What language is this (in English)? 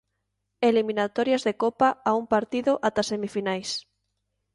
Galician